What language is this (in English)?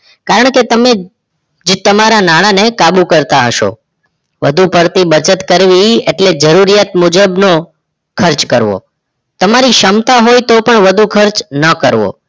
Gujarati